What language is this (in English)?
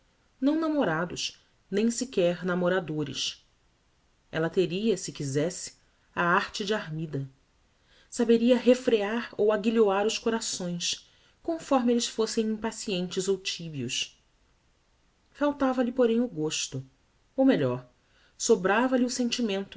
Portuguese